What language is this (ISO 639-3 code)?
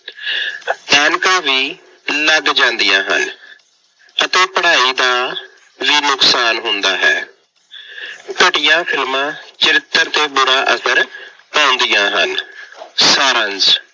pan